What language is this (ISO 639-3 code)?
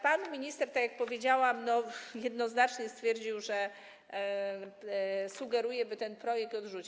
pol